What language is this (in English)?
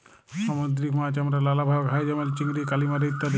Bangla